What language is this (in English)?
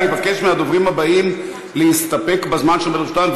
Hebrew